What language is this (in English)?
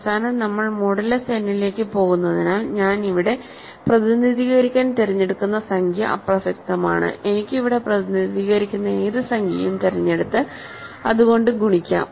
Malayalam